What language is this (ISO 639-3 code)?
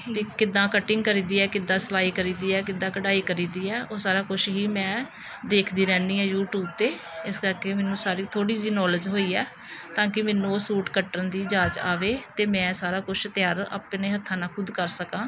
pan